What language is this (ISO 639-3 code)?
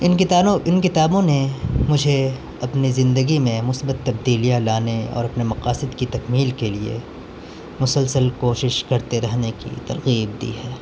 urd